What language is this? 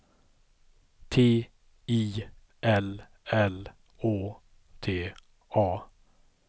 Swedish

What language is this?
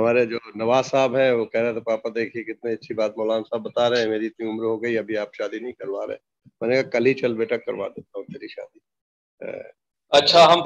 Urdu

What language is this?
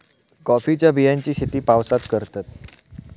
Marathi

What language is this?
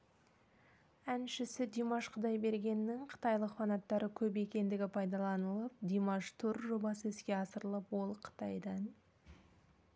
Kazakh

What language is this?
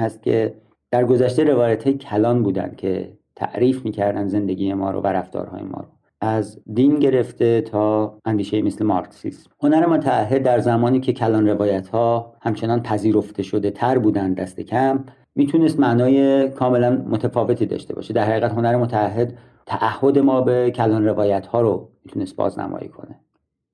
Persian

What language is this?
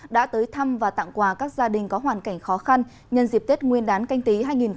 Vietnamese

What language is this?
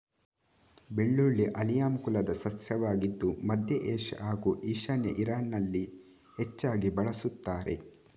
Kannada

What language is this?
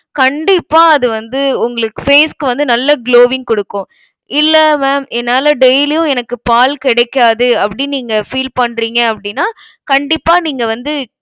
Tamil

